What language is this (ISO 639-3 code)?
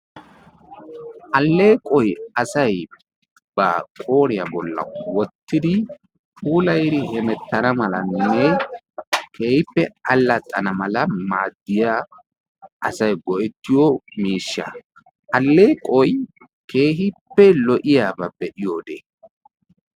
wal